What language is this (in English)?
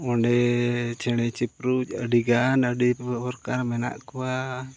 Santali